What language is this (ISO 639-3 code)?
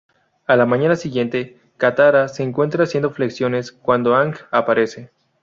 spa